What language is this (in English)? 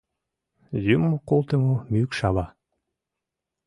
Mari